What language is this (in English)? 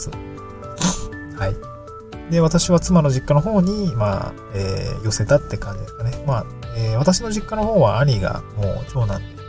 Japanese